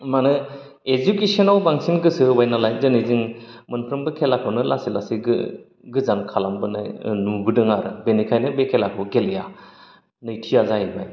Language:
Bodo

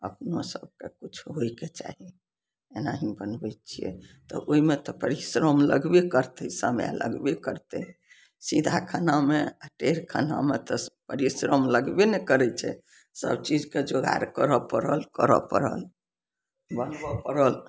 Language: Maithili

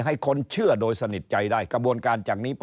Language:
Thai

